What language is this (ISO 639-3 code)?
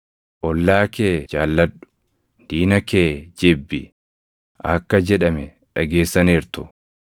orm